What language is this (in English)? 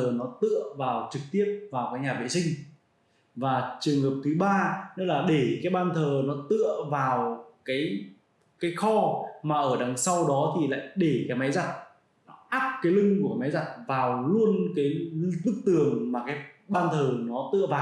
Vietnamese